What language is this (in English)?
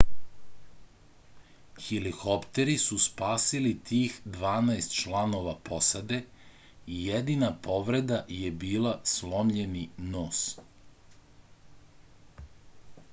Serbian